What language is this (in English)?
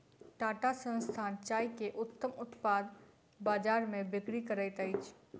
Maithili